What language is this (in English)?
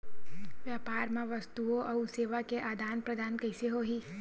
Chhattisgarhi